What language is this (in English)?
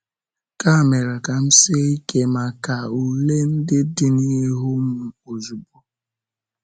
Igbo